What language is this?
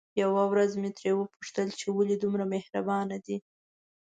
Pashto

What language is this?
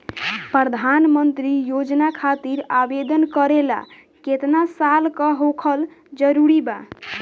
Bhojpuri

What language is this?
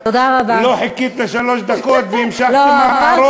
Hebrew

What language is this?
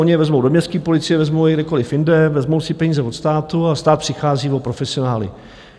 Czech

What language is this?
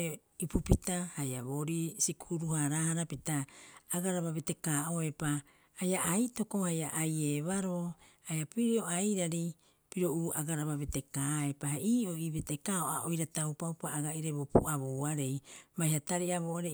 Rapoisi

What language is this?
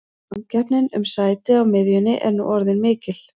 Icelandic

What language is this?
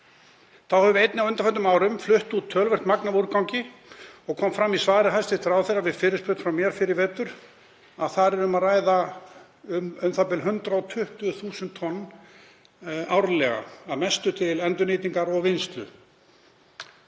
Icelandic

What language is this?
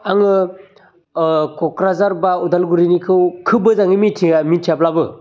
Bodo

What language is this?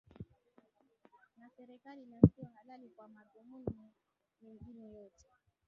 Swahili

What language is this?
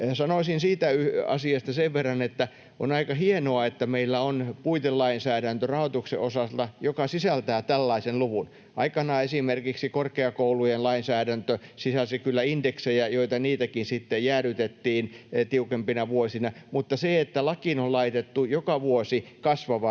Finnish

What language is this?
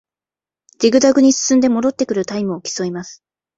Japanese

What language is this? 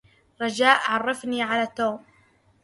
Arabic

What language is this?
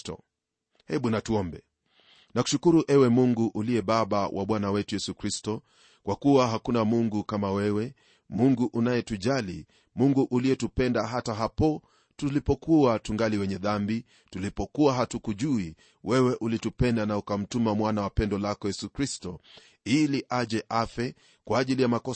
Swahili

